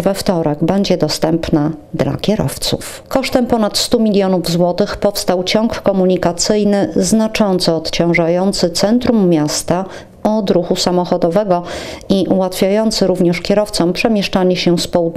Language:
Polish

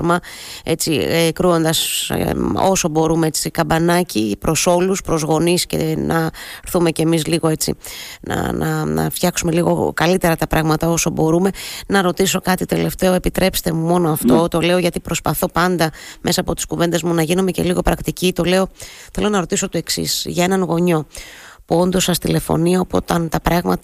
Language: Greek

